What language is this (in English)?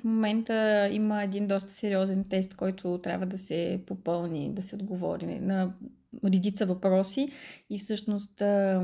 Bulgarian